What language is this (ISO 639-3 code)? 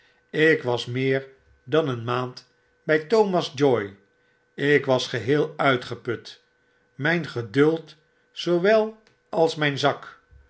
nld